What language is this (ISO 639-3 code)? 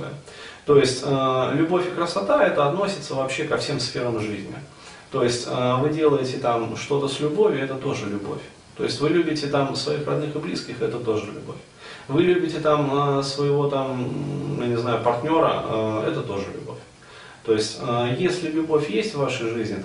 rus